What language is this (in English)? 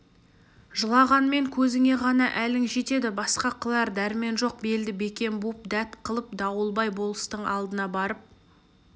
Kazakh